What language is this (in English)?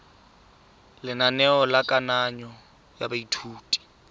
Tswana